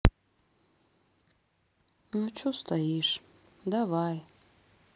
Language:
Russian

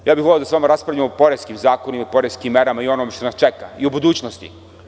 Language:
Serbian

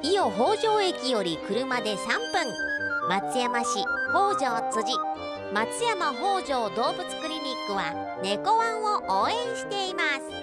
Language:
Japanese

